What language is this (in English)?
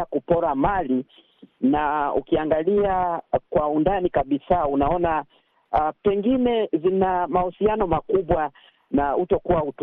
Swahili